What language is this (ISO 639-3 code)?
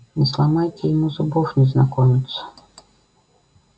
rus